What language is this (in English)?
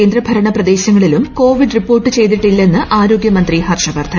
Malayalam